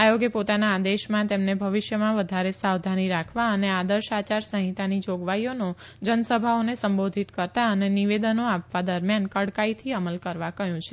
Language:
Gujarati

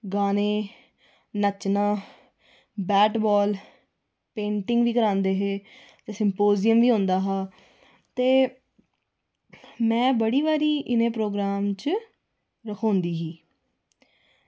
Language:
Dogri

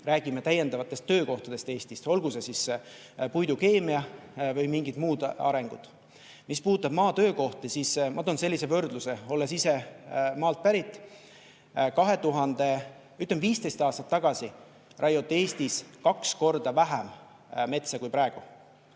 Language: Estonian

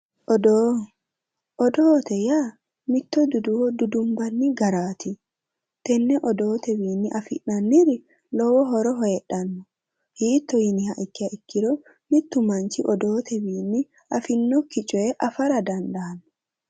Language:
Sidamo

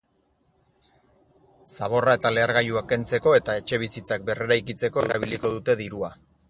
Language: Basque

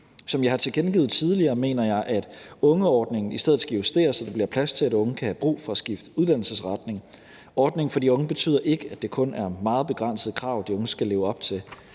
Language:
Danish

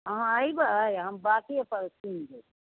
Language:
Maithili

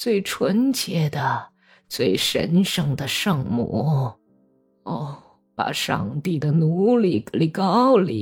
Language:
Chinese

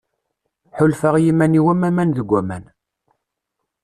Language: Kabyle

